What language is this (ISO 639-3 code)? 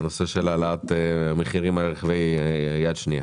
heb